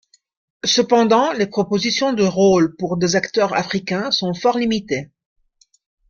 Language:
French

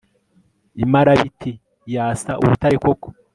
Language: Kinyarwanda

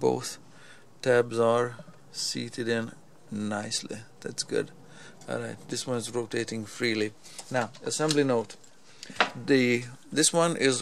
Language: English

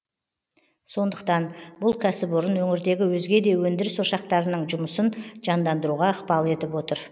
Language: Kazakh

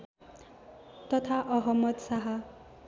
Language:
Nepali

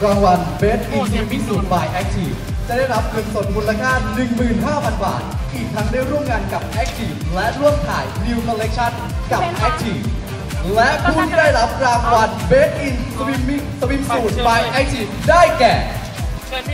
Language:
Thai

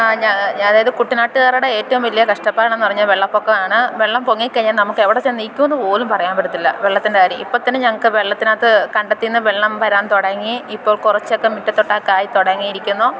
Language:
Malayalam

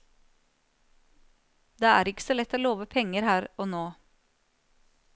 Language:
Norwegian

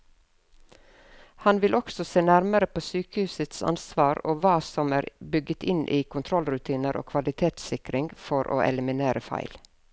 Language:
Norwegian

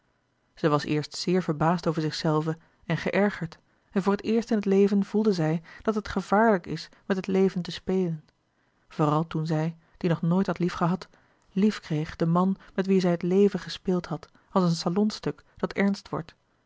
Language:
Dutch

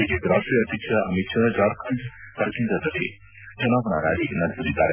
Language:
Kannada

